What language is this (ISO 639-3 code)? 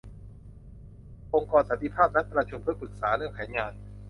tha